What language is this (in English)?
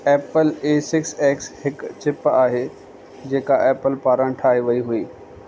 Sindhi